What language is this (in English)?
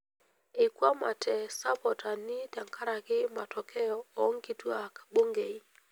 Masai